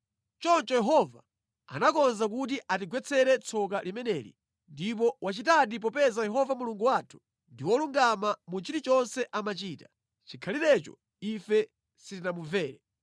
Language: Nyanja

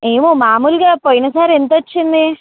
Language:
Telugu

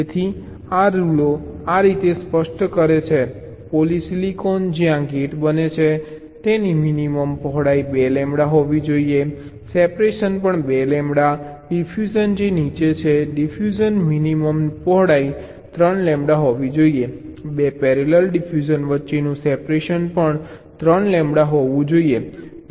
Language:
Gujarati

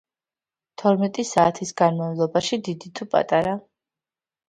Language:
Georgian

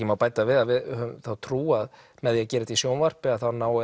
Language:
Icelandic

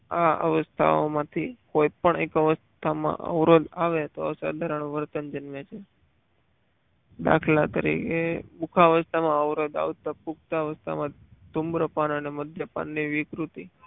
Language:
Gujarati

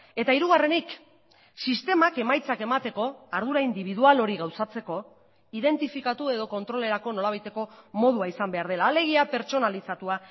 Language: Basque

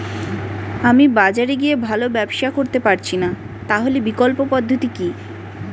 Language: Bangla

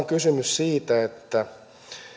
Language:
Finnish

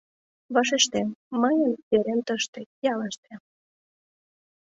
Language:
Mari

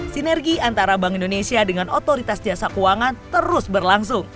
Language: Indonesian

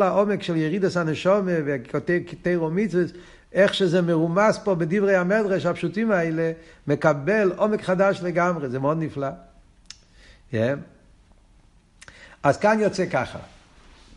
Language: Hebrew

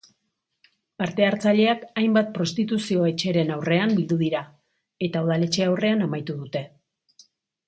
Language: Basque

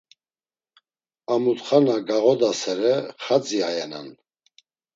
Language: Laz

